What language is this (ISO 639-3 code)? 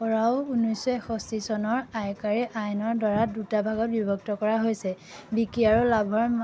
asm